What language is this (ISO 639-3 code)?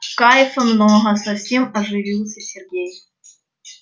rus